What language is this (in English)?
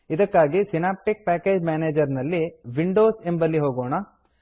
Kannada